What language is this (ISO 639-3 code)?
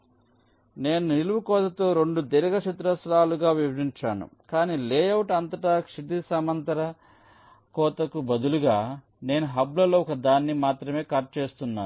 tel